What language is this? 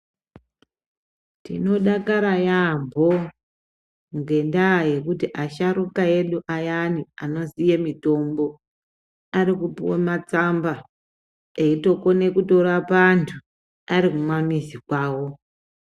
Ndau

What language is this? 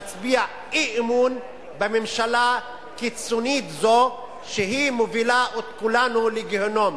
Hebrew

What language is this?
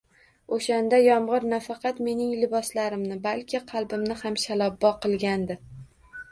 Uzbek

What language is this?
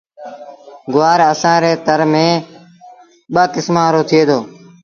Sindhi Bhil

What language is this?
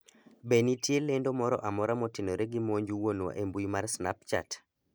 Luo (Kenya and Tanzania)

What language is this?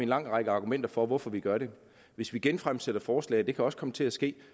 Danish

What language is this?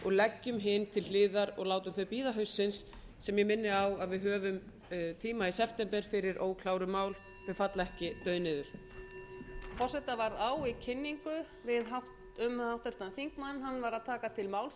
Icelandic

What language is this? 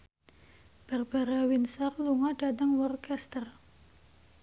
Javanese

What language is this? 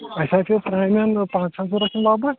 Kashmiri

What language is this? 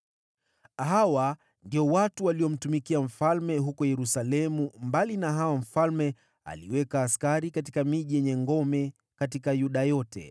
Swahili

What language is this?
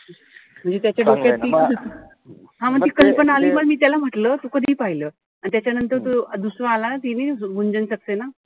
Marathi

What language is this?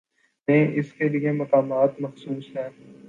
Urdu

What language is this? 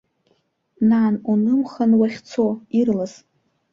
Abkhazian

